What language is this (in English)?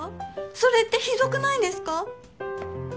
Japanese